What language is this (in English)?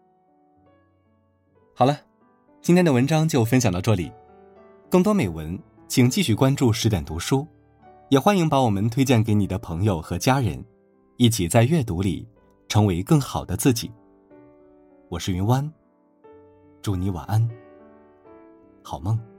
Chinese